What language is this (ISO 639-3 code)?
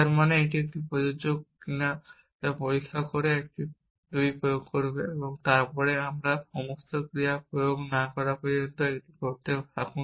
ben